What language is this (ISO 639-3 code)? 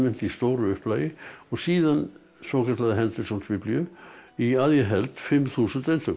isl